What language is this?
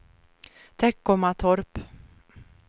Swedish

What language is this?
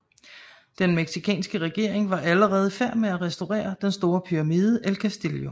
Danish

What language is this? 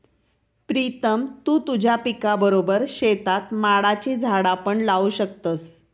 Marathi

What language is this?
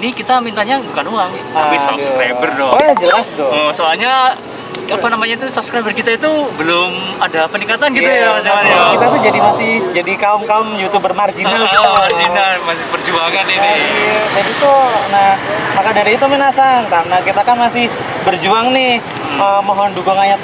Indonesian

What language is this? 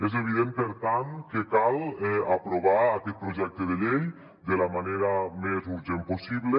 Catalan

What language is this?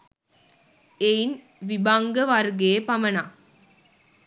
Sinhala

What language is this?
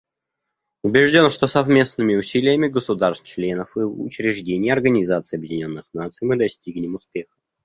Russian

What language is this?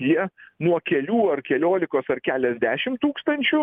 Lithuanian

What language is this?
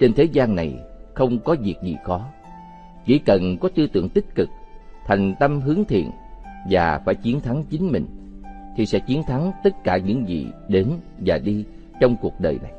Vietnamese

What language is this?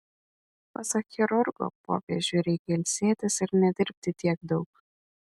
Lithuanian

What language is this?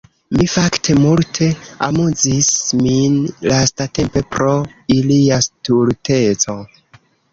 Esperanto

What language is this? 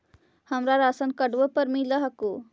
Magahi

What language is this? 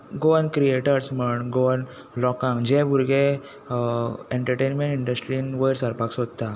Konkani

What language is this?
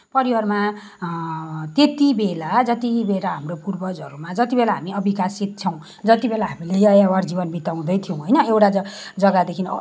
Nepali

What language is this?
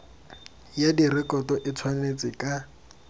Tswana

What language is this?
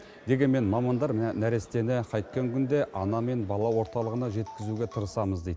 Kazakh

